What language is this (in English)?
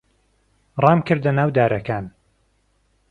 Central Kurdish